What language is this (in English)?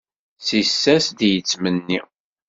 Kabyle